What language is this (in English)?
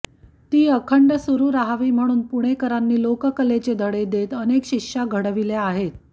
Marathi